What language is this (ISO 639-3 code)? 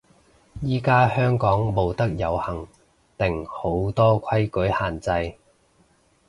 yue